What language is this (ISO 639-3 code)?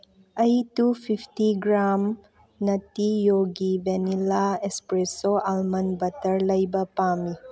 mni